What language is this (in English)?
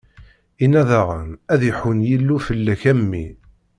Kabyle